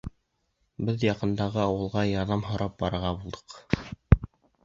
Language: Bashkir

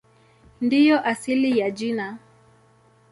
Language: Swahili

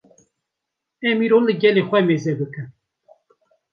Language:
Kurdish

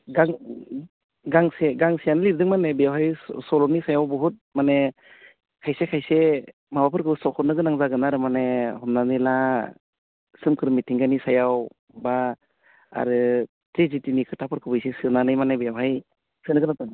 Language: Bodo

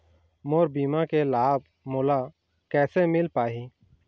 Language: Chhattisgarhi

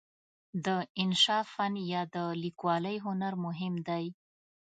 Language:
Pashto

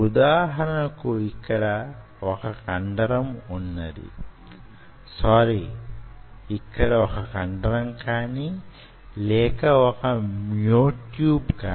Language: Telugu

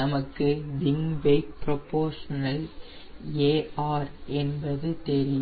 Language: Tamil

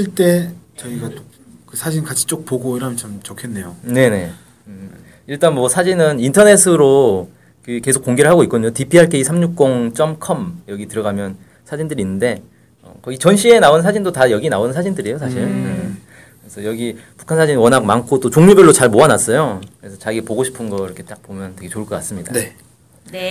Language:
Korean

